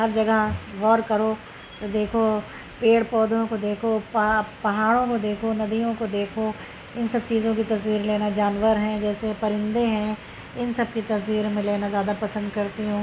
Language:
Urdu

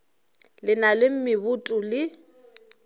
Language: Northern Sotho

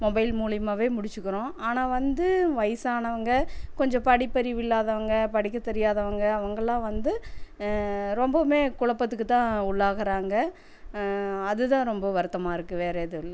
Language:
Tamil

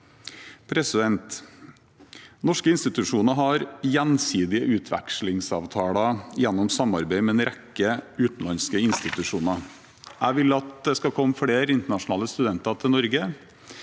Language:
Norwegian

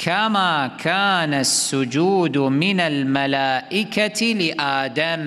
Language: Arabic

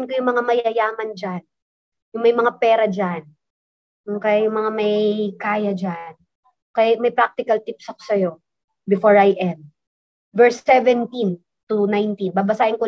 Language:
Filipino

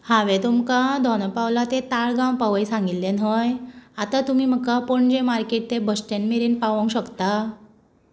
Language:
Konkani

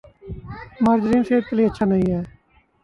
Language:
Urdu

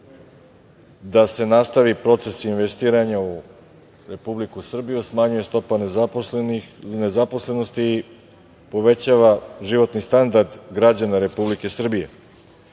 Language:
Serbian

